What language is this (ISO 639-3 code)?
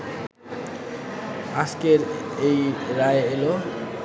ben